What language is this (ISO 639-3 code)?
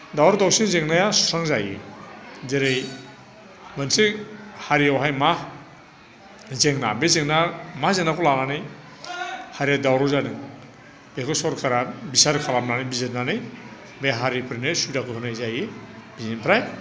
brx